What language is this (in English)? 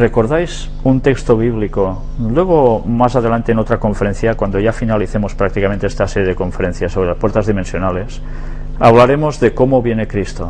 Spanish